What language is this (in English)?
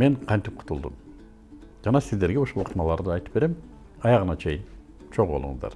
Turkish